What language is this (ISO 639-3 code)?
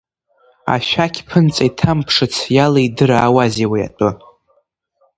abk